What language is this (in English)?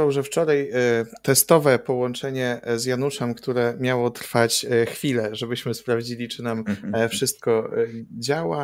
Polish